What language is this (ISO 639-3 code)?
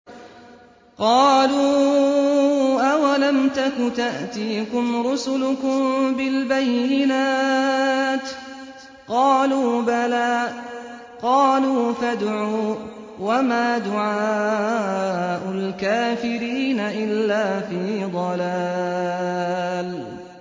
ara